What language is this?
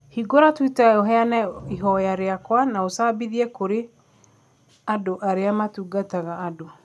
Kikuyu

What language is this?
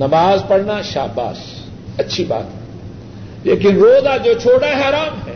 Urdu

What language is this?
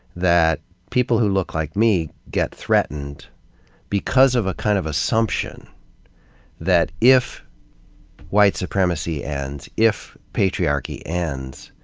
English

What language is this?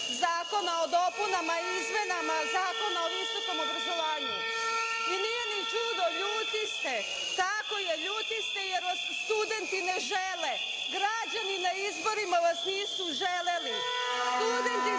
Serbian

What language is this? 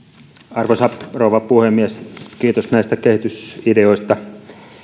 Finnish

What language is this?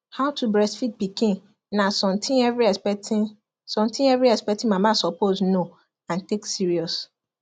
Nigerian Pidgin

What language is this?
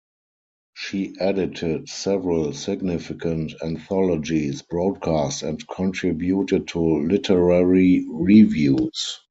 English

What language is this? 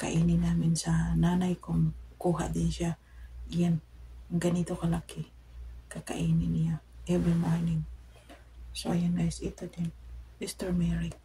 Filipino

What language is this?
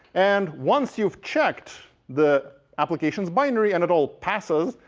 English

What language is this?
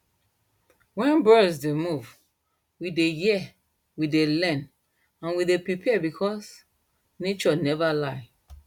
Nigerian Pidgin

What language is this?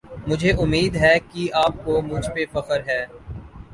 Urdu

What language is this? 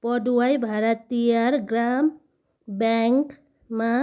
Nepali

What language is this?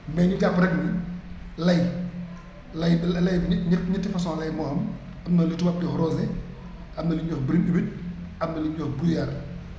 Wolof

